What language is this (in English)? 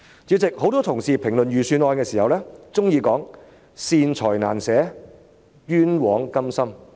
Cantonese